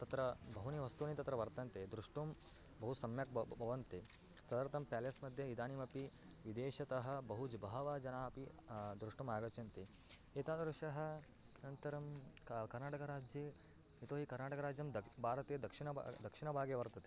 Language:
Sanskrit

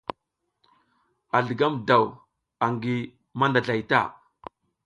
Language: South Giziga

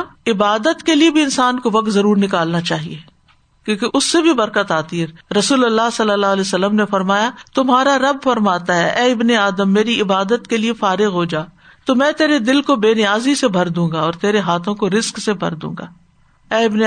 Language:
Urdu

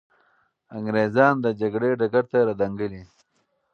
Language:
Pashto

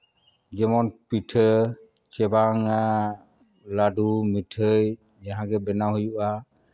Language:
Santali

